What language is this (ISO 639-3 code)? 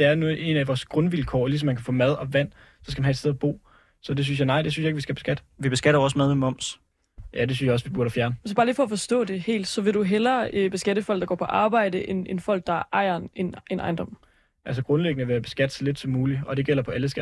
dan